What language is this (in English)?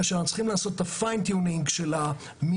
Hebrew